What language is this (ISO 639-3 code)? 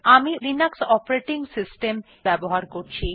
ben